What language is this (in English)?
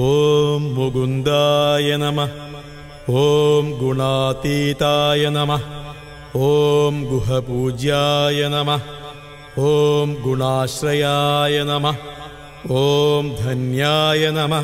Arabic